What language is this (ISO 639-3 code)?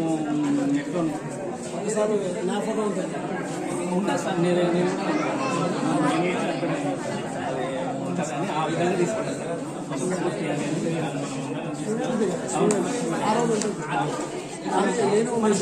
ara